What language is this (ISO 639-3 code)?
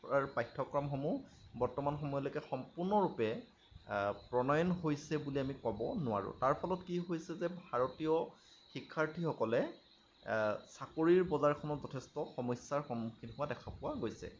asm